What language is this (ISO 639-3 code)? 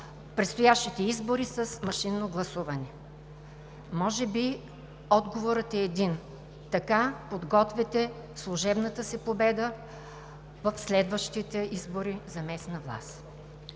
bul